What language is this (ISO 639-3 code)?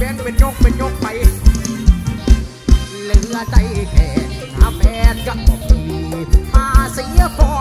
tha